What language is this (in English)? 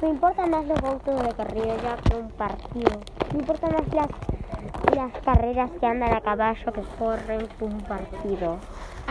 Spanish